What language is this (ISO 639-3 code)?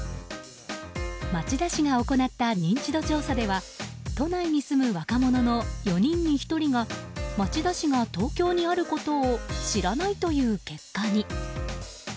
jpn